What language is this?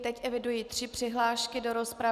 Czech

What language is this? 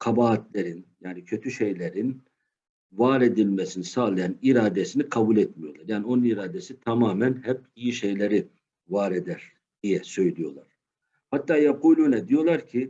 Turkish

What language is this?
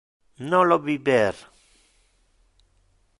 Interlingua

